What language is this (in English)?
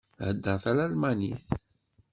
Kabyle